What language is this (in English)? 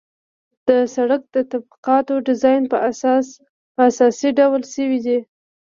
Pashto